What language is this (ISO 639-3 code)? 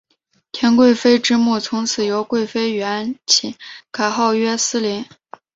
zho